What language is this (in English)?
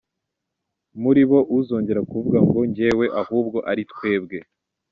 Kinyarwanda